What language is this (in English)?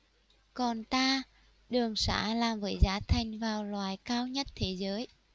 Vietnamese